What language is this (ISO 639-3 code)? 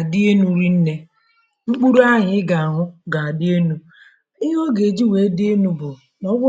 ibo